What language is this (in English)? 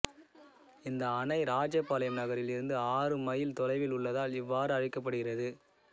Tamil